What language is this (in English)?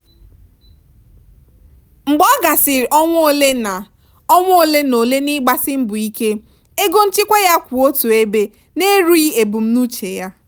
Igbo